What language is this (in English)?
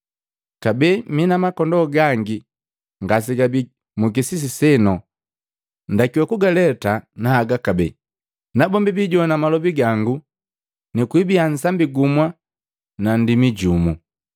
Matengo